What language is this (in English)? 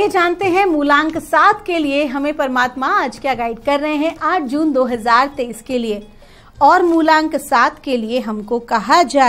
Hindi